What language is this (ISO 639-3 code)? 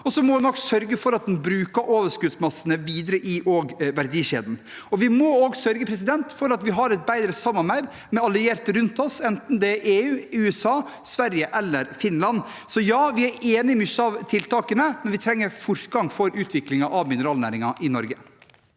nor